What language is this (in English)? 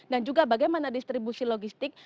Indonesian